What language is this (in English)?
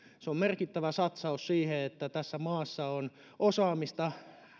Finnish